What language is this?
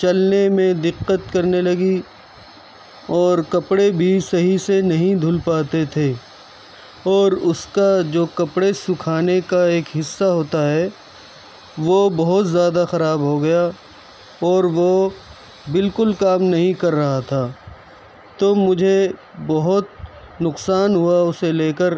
Urdu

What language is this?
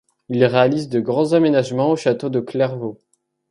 French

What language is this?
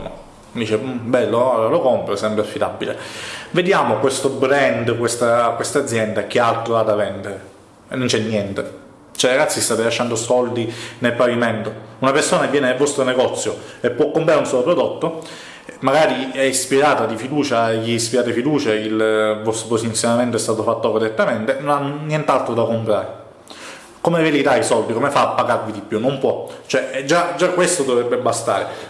Italian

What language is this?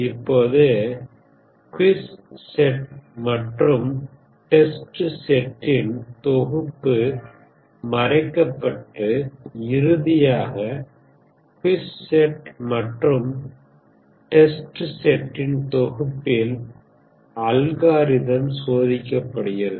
Tamil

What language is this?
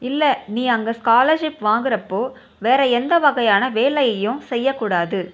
Tamil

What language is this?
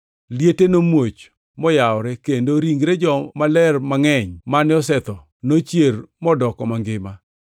Luo (Kenya and Tanzania)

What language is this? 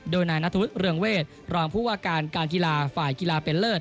Thai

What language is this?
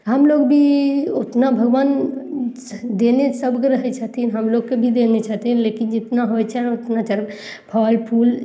Maithili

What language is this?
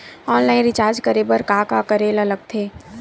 Chhattisgarhi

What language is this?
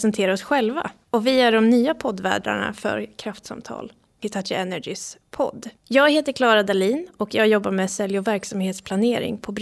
Swedish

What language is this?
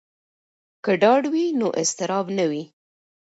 Pashto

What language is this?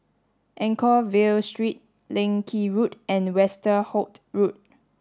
English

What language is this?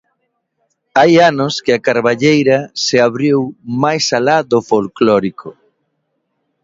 Galician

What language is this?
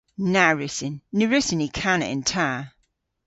Cornish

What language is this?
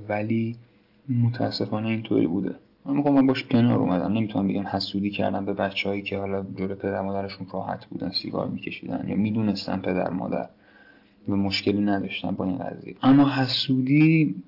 Persian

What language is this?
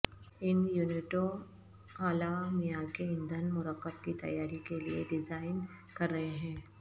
Urdu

